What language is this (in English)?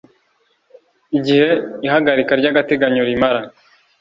Kinyarwanda